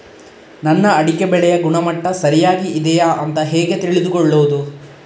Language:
Kannada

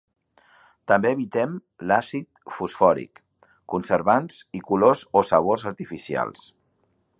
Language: Catalan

